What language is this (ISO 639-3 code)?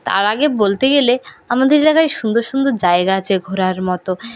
ben